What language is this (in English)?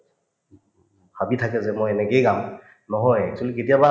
Assamese